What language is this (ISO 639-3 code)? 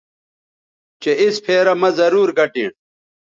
btv